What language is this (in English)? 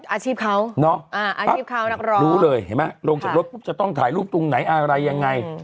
Thai